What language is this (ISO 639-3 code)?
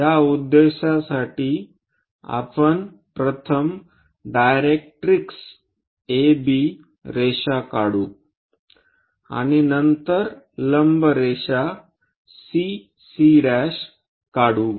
mar